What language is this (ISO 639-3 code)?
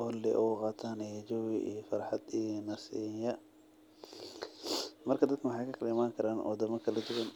som